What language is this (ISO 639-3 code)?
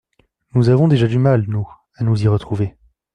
fra